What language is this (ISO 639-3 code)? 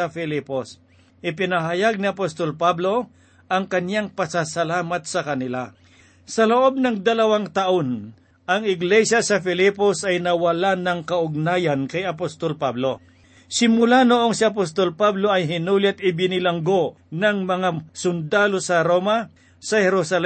fil